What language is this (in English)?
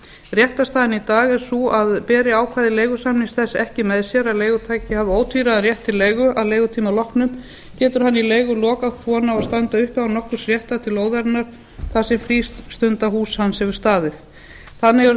Icelandic